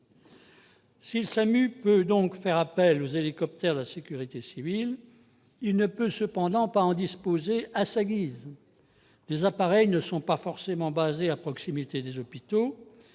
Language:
French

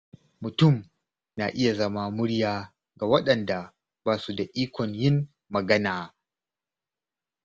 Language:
Hausa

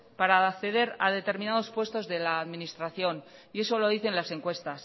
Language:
Spanish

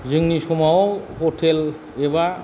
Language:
Bodo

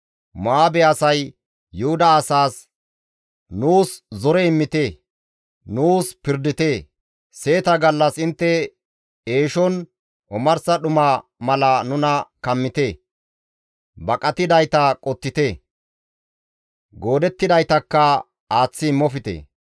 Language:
Gamo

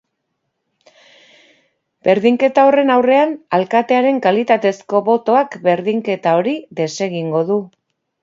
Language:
Basque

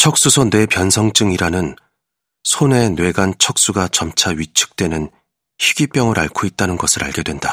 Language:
Korean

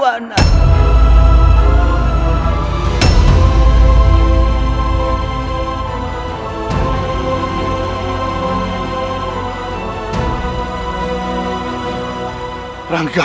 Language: Indonesian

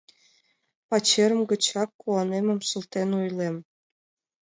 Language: Mari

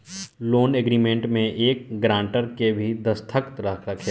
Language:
Bhojpuri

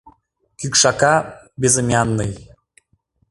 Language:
Mari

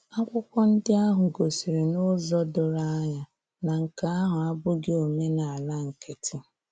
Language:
Igbo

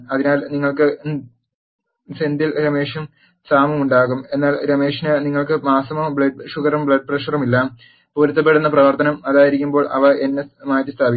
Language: Malayalam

